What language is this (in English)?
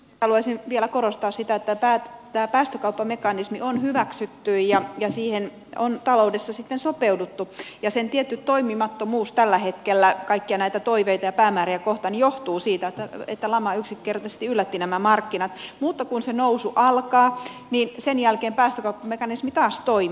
Finnish